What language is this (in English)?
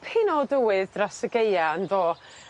Welsh